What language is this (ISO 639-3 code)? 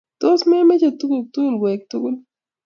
kln